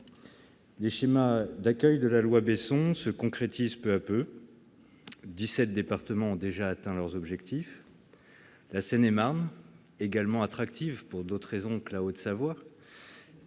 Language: French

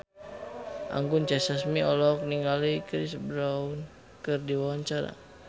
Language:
Sundanese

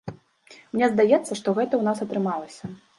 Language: Belarusian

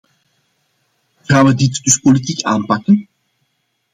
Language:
Dutch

